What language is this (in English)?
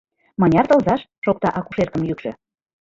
Mari